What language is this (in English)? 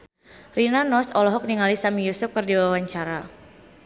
Sundanese